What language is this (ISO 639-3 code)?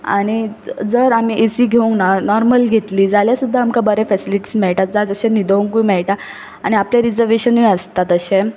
kok